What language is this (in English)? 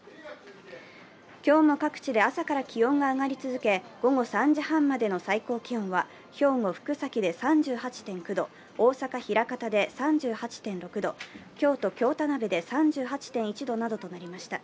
Japanese